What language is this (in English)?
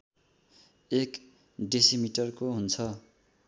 Nepali